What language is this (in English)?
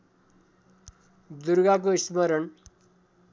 Nepali